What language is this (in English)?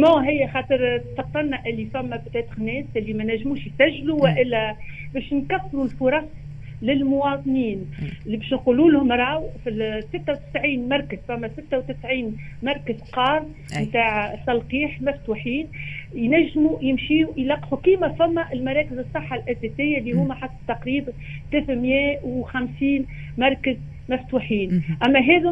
Arabic